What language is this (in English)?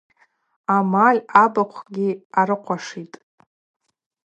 Abaza